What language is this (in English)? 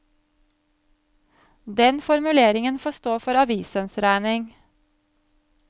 Norwegian